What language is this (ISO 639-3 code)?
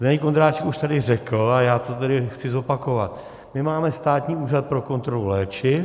ces